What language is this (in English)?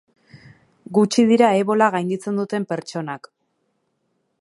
Basque